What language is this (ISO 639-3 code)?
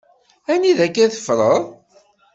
kab